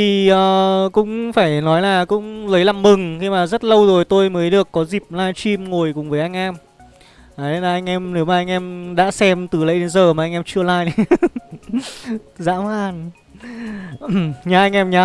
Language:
Vietnamese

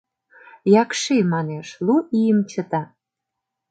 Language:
Mari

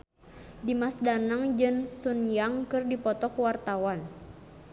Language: Sundanese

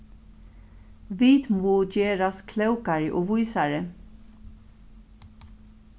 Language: Faroese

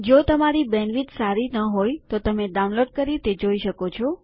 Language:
Gujarati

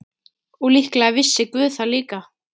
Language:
Icelandic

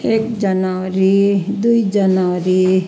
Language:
Nepali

